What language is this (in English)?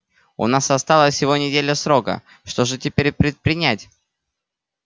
Russian